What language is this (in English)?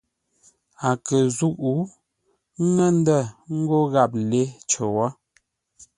Ngombale